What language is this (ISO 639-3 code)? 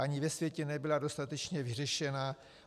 ces